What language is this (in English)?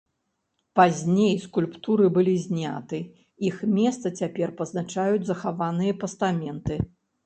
Belarusian